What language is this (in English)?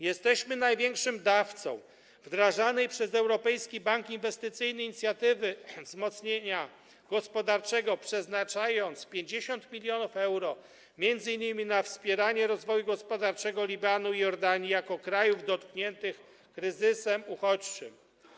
Polish